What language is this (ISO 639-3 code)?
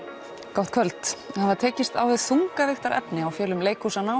isl